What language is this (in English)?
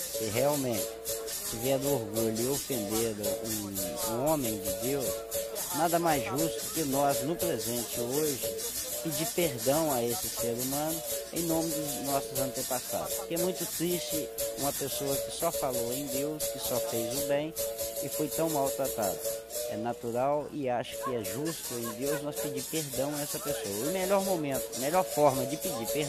Portuguese